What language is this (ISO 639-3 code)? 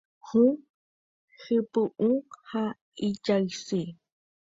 grn